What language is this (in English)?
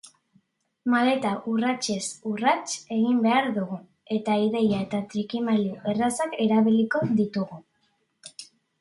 Basque